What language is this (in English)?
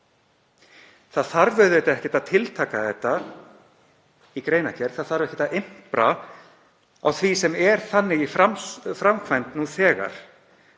Icelandic